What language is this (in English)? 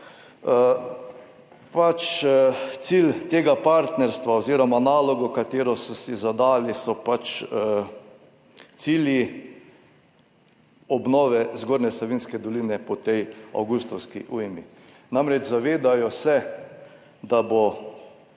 Slovenian